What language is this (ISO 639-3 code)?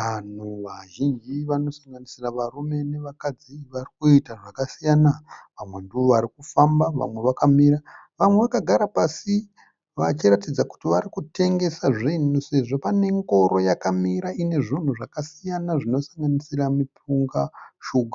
sna